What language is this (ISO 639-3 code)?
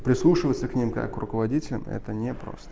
rus